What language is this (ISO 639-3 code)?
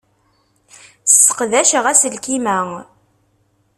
kab